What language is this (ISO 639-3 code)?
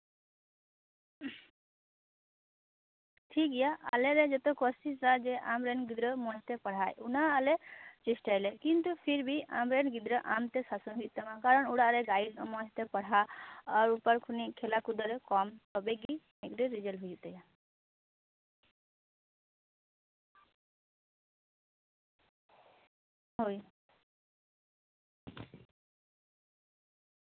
sat